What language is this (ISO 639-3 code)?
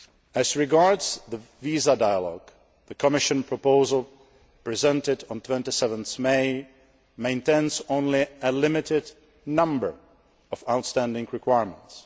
eng